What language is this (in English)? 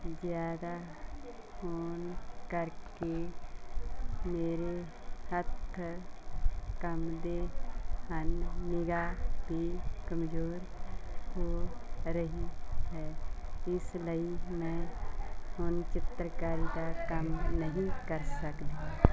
Punjabi